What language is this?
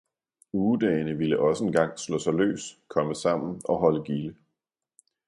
Danish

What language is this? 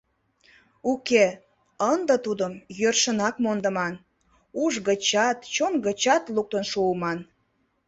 Mari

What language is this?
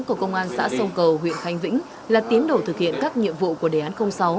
Vietnamese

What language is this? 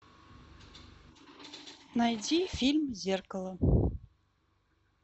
Russian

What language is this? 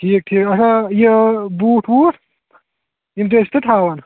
Kashmiri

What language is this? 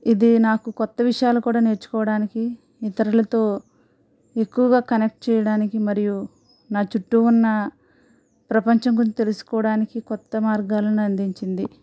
Telugu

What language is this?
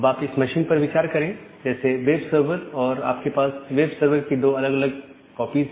Hindi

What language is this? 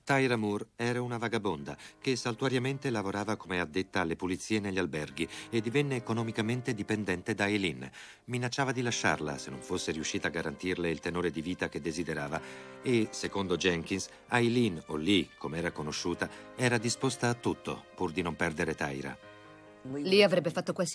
Italian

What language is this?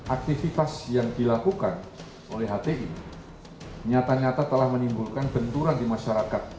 Indonesian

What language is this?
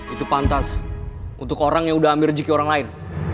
Indonesian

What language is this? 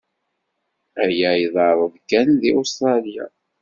Kabyle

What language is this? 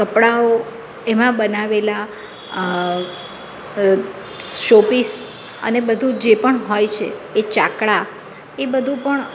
Gujarati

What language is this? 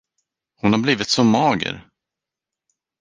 Swedish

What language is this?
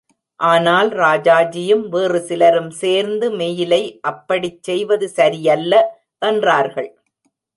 Tamil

